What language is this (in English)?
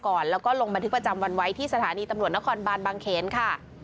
Thai